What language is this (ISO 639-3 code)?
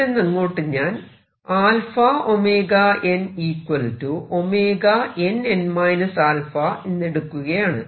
mal